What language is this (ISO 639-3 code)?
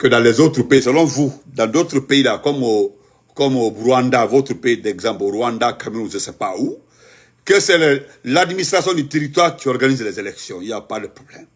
fra